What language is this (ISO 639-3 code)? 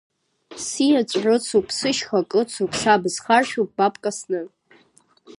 abk